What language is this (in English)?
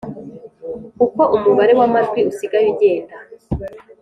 Kinyarwanda